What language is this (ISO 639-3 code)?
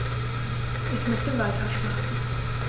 deu